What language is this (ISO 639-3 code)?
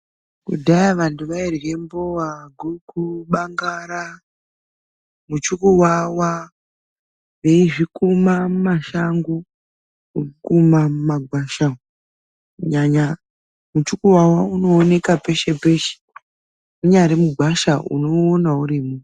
ndc